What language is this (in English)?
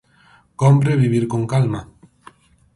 Galician